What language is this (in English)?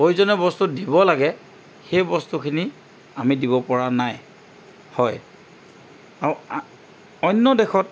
Assamese